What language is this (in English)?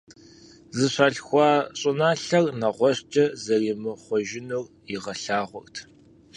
Kabardian